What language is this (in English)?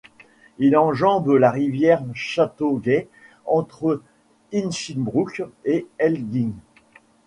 French